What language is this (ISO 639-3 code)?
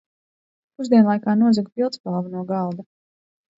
lav